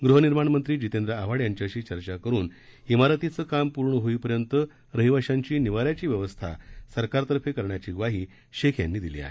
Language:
Marathi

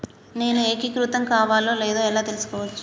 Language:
Telugu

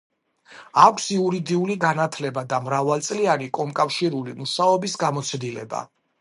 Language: Georgian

